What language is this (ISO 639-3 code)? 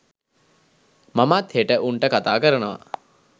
sin